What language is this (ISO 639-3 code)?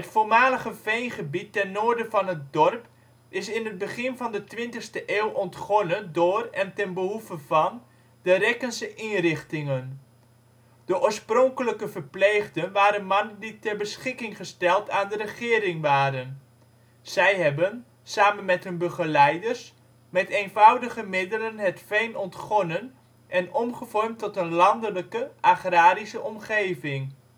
nld